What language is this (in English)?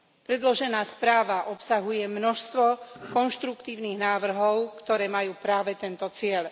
Slovak